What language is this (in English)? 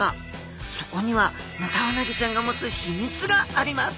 Japanese